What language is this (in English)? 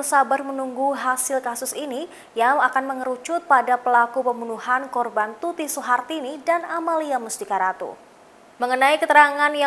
Indonesian